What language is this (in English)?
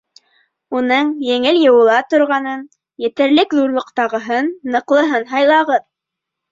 Bashkir